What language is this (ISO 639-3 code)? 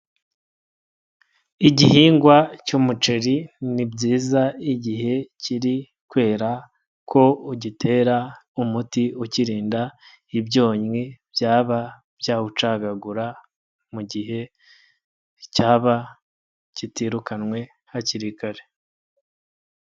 kin